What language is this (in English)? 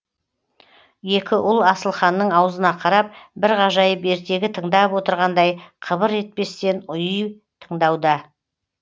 Kazakh